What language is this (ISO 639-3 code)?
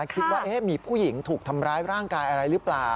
tha